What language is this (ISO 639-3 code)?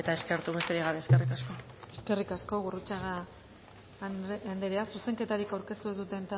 eus